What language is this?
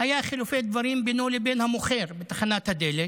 Hebrew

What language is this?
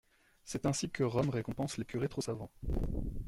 French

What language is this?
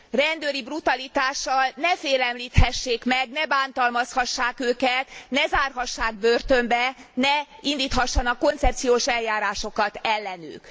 Hungarian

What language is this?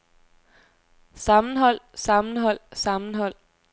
Danish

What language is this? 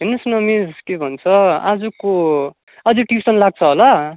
Nepali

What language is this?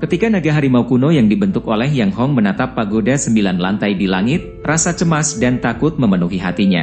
Indonesian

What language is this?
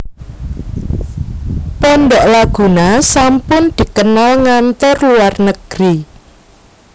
Javanese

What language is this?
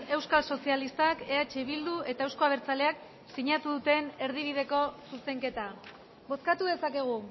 Basque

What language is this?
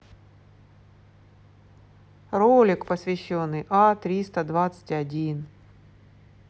Russian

